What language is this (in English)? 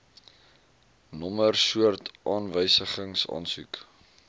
Afrikaans